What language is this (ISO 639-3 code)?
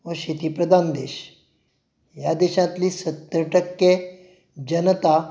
kok